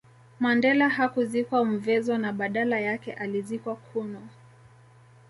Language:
Swahili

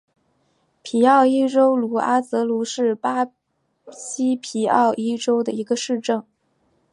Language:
Chinese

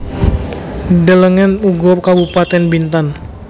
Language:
Javanese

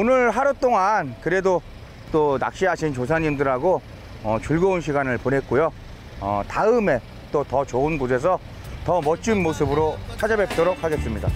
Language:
Korean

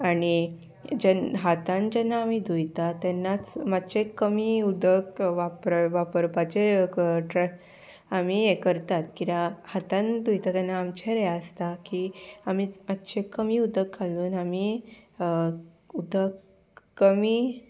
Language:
Konkani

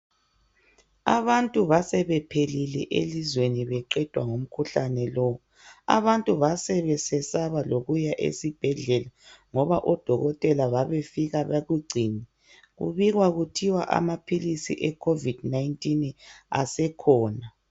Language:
North Ndebele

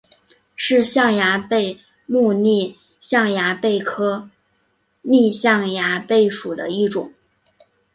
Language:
Chinese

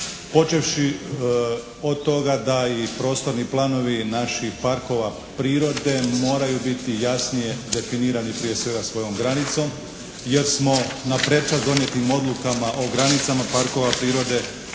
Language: Croatian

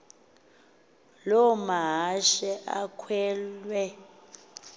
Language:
Xhosa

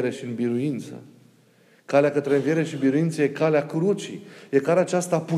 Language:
Romanian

